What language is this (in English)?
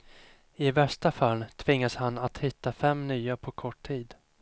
Swedish